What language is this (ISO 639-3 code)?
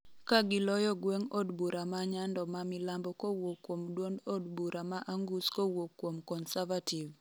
luo